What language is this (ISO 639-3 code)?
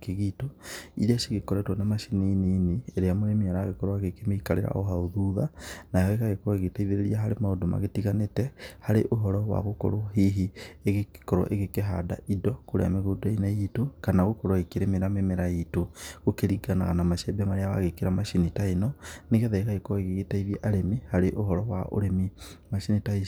kik